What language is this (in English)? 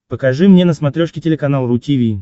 Russian